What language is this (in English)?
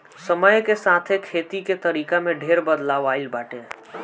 Bhojpuri